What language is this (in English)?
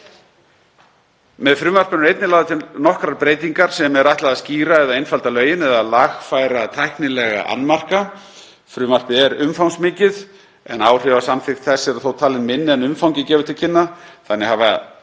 Icelandic